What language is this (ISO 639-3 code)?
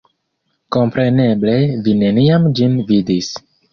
epo